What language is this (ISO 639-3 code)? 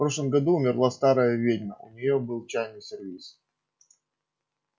rus